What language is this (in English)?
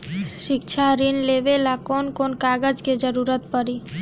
Bhojpuri